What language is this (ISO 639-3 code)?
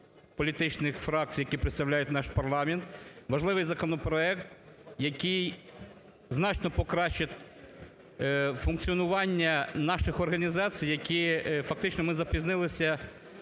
ukr